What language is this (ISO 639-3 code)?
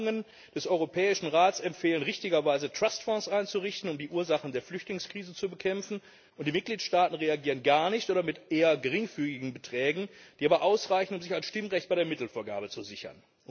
deu